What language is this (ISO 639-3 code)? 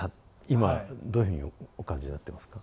jpn